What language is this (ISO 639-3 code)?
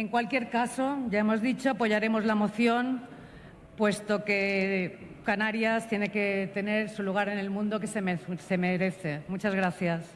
spa